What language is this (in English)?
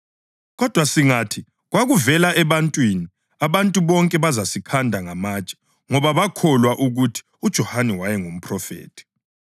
North Ndebele